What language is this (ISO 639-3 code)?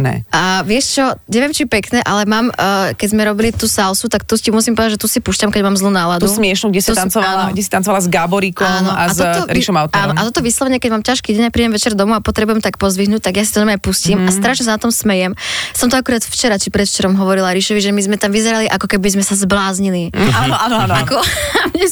slk